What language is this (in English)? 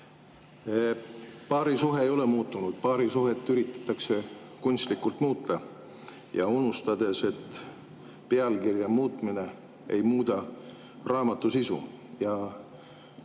Estonian